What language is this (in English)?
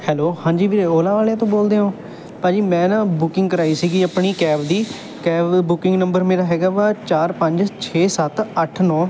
Punjabi